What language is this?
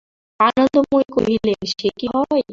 Bangla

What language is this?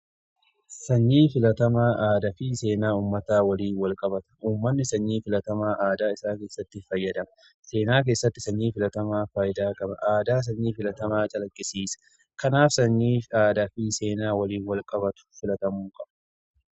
Oromo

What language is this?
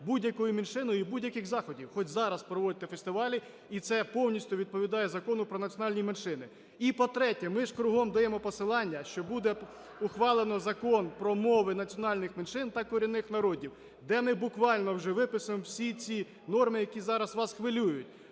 Ukrainian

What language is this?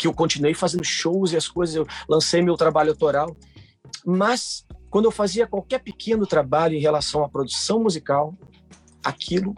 Portuguese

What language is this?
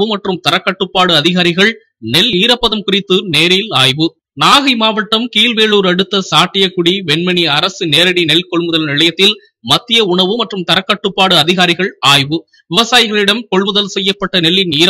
Hindi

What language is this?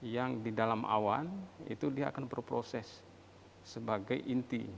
Indonesian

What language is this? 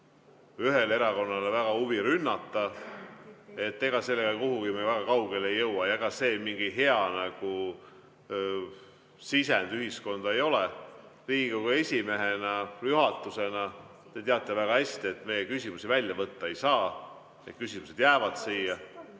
Estonian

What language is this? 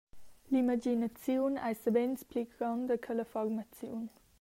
Romansh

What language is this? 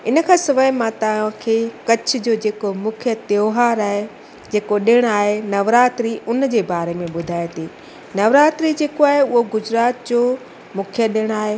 Sindhi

